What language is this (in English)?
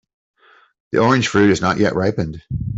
English